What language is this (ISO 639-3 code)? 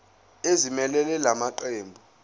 zul